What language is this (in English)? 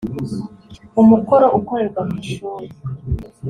Kinyarwanda